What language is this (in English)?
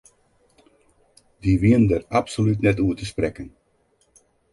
Western Frisian